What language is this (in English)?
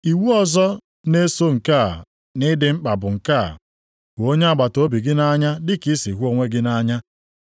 Igbo